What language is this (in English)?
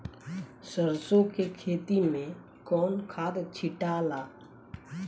Bhojpuri